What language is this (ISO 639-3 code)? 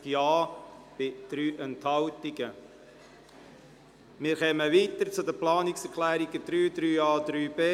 gsw